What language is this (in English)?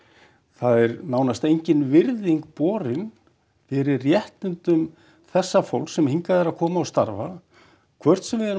Icelandic